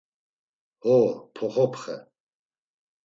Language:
Laz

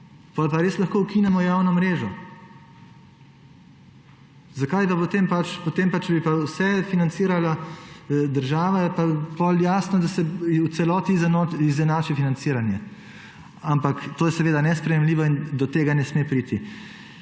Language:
Slovenian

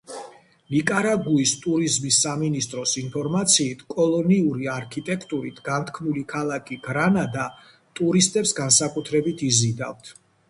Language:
Georgian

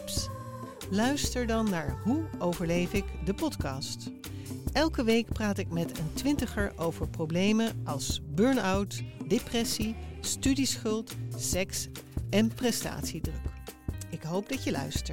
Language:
Dutch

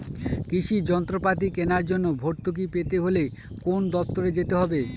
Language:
Bangla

